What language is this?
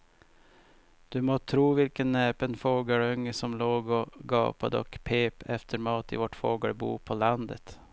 Swedish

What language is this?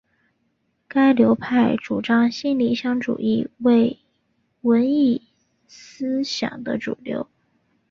Chinese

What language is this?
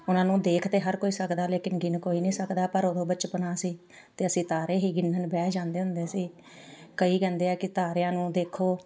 Punjabi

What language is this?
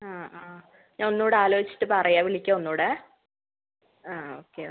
Malayalam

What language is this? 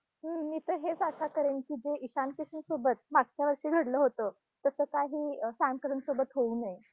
Marathi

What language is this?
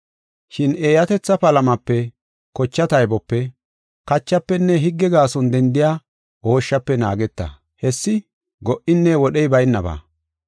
Gofa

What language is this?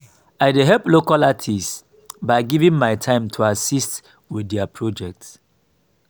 Nigerian Pidgin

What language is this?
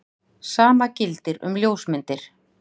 Icelandic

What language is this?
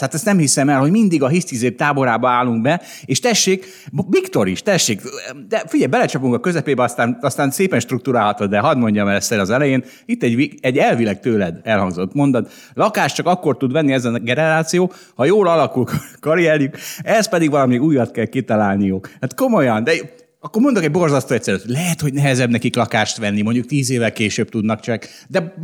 Hungarian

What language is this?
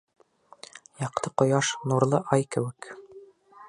Bashkir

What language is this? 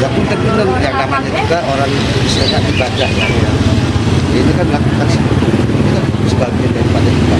Indonesian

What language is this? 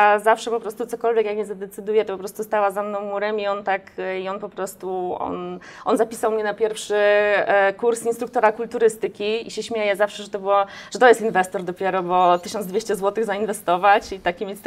Polish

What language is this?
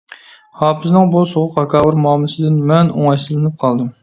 Uyghur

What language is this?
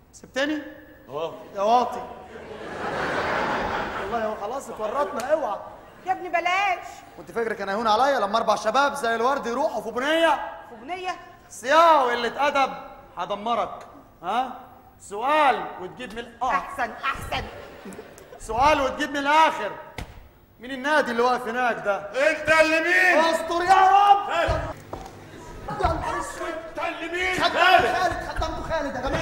Arabic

